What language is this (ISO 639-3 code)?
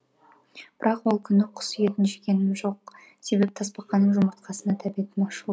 kaz